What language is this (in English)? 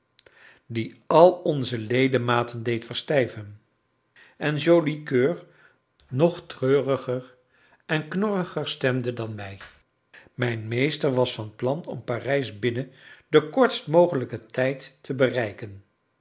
Dutch